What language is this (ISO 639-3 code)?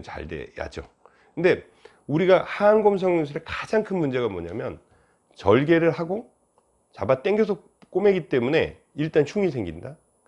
kor